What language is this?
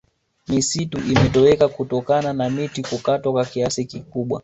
Swahili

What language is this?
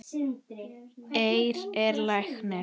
Icelandic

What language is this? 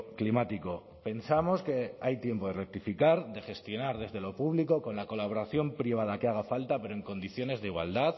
Spanish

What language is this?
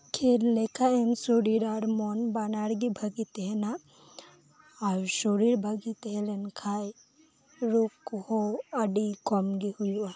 Santali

